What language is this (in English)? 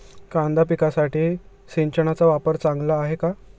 Marathi